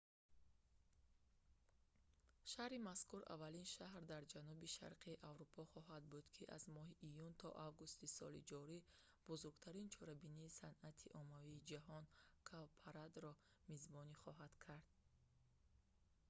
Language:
Tajik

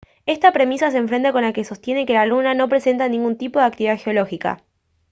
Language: Spanish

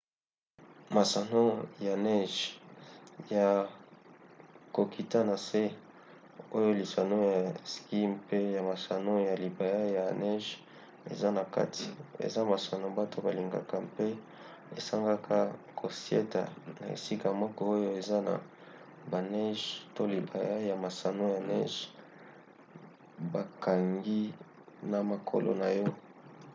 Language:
Lingala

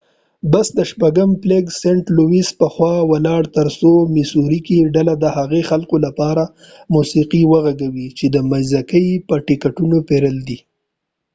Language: Pashto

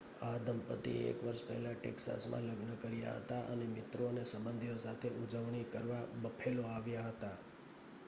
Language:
Gujarati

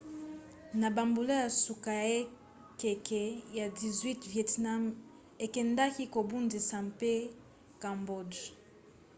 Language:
Lingala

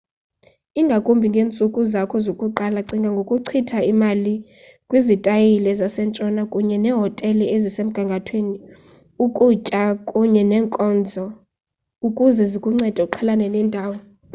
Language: Xhosa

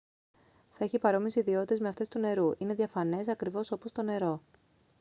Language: Greek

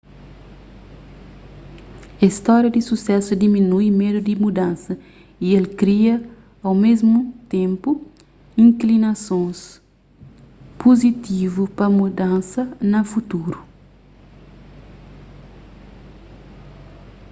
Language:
Kabuverdianu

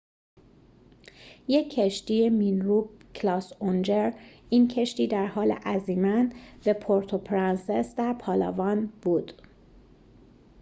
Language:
Persian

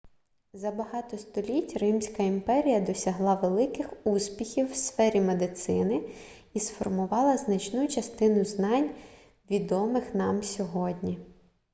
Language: Ukrainian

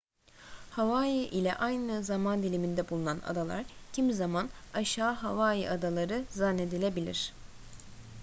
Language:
Turkish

